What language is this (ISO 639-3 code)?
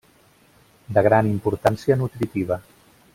cat